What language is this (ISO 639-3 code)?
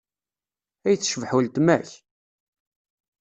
kab